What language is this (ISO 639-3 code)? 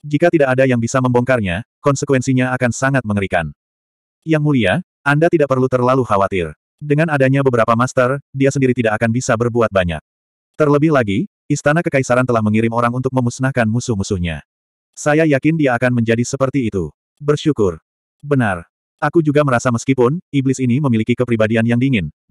ind